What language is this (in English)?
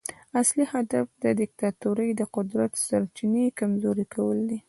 Pashto